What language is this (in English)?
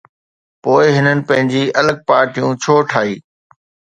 Sindhi